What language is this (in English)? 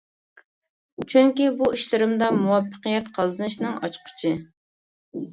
Uyghur